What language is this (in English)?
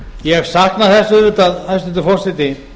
Icelandic